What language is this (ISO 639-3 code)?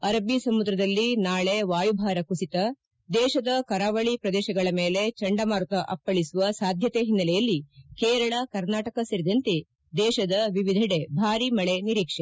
kan